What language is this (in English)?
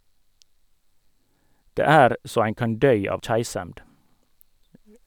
Norwegian